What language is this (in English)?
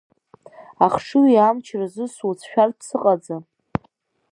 Abkhazian